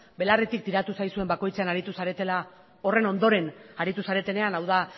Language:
Basque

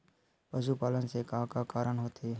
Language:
Chhattisgarhi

